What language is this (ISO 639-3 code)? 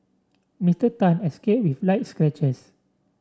eng